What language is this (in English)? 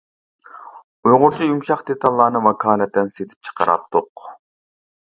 Uyghur